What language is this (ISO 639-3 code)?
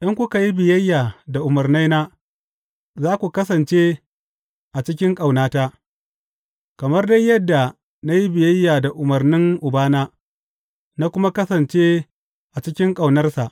hau